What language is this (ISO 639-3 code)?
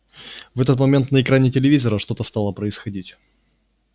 rus